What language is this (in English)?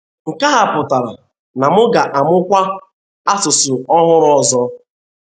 Igbo